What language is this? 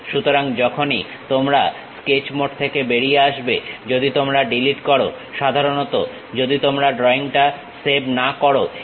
Bangla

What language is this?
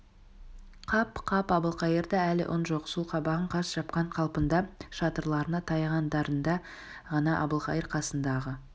Kazakh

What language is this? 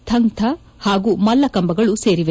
Kannada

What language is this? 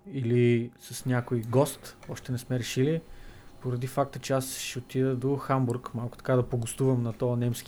Bulgarian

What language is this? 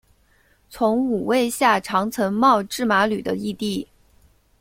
Chinese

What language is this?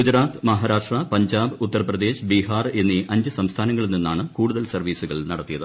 Malayalam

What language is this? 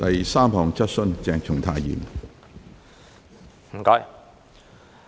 Cantonese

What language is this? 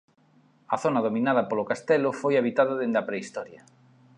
Galician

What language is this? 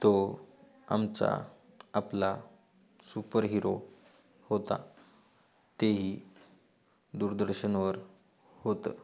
Marathi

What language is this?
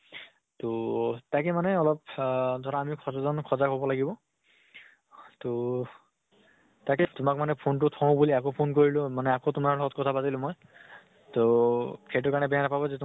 Assamese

